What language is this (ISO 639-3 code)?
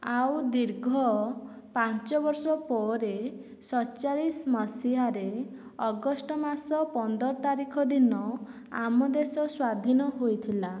ori